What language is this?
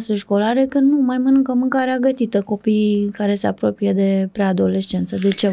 Romanian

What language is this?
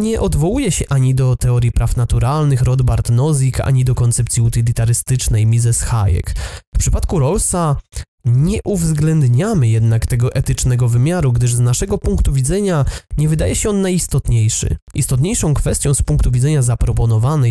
Polish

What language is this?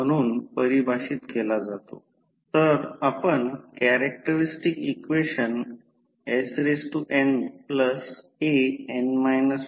Marathi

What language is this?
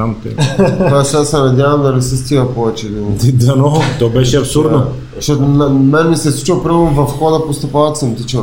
Bulgarian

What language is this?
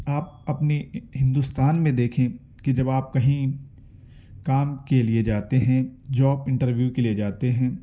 Urdu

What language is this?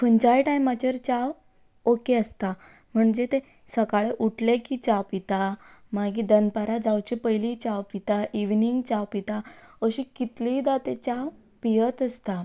Konkani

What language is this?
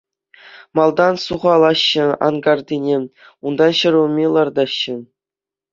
Chuvash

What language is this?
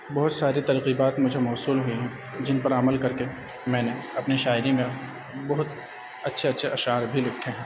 Urdu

